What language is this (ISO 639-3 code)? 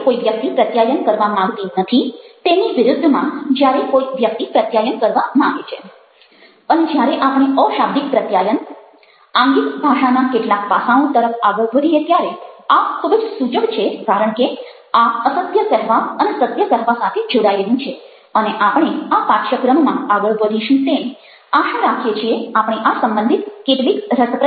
guj